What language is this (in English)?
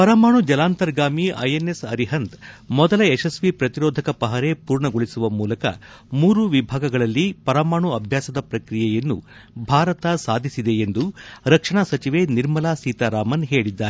Kannada